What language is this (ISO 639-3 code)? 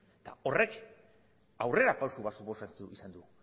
eus